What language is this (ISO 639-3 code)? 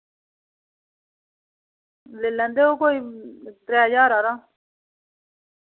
doi